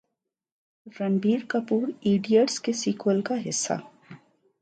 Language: Urdu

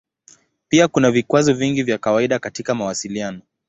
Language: Swahili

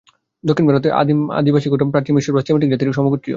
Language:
Bangla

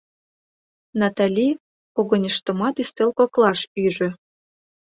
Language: Mari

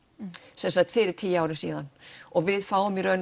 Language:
Icelandic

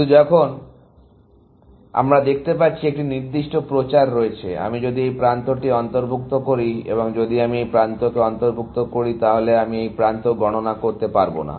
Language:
Bangla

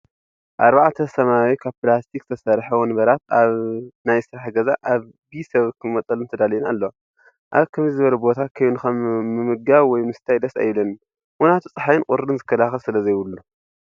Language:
Tigrinya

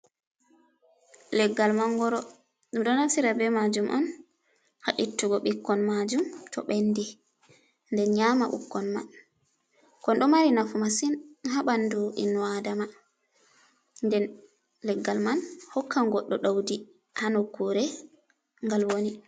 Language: Fula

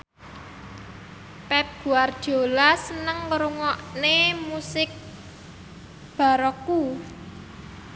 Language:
Javanese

